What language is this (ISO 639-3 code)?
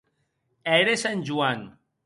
oci